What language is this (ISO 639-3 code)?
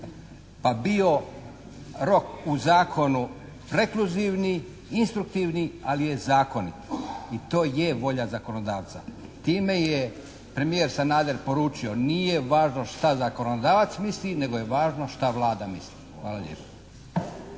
hrv